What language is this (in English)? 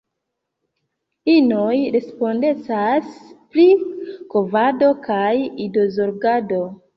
Esperanto